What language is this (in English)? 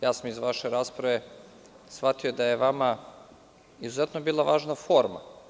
Serbian